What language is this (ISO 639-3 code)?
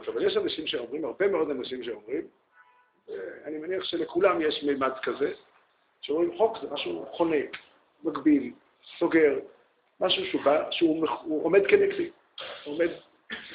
heb